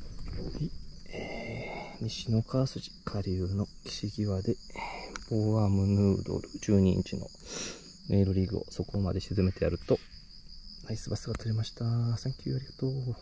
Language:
Japanese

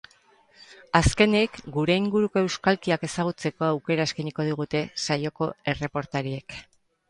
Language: Basque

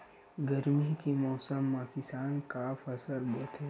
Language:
Chhattisgarhi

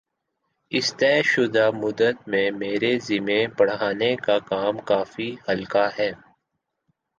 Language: Urdu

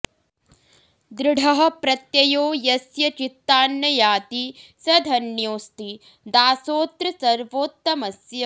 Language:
Sanskrit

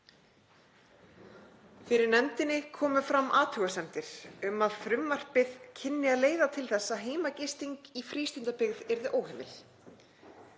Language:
Icelandic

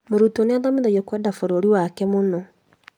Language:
Kikuyu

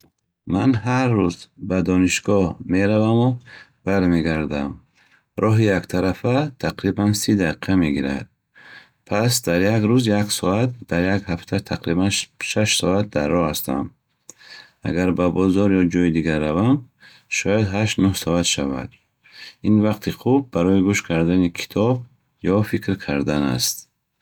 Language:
Bukharic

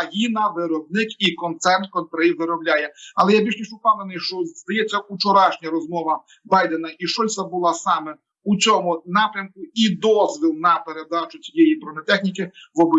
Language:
Ukrainian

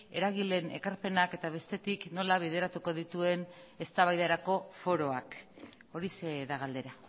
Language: Basque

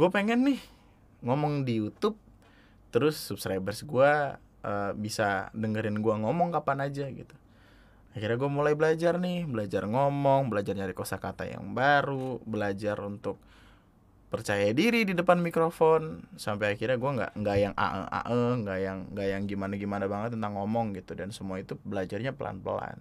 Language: Indonesian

